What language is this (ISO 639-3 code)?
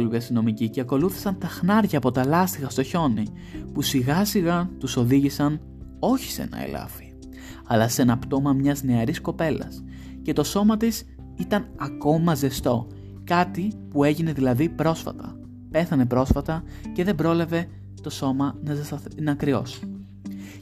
ell